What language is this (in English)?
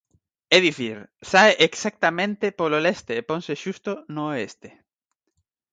Galician